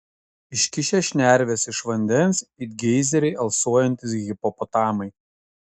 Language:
Lithuanian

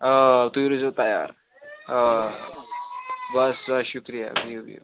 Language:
Kashmiri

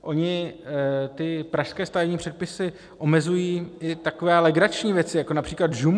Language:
Czech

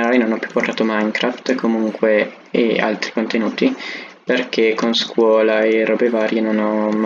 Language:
Italian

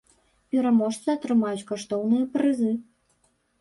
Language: Belarusian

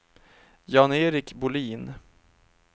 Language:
Swedish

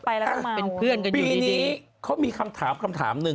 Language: Thai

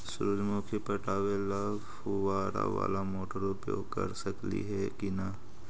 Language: Magahi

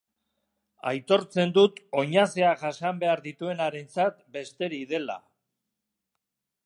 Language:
Basque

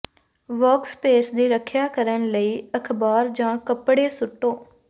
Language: Punjabi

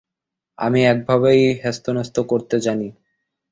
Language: Bangla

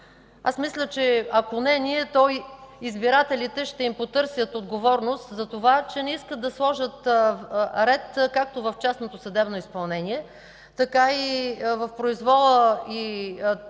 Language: Bulgarian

